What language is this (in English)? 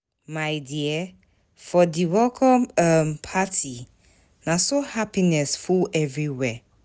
Nigerian Pidgin